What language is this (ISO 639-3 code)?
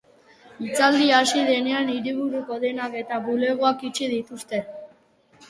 eus